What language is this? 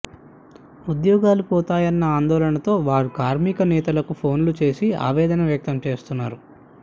Telugu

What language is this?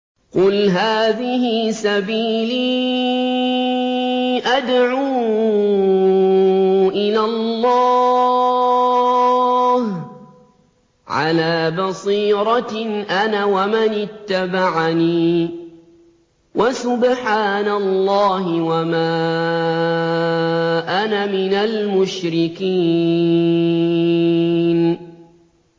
Arabic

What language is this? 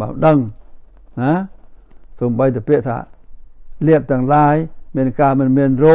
Thai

